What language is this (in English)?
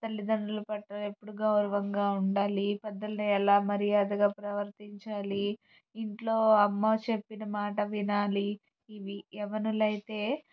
Telugu